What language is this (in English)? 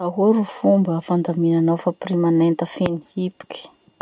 Masikoro Malagasy